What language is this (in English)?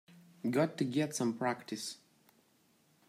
English